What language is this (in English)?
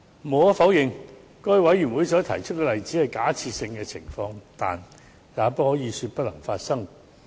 Cantonese